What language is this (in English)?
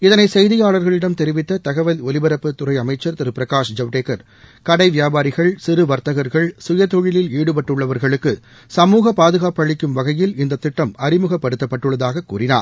Tamil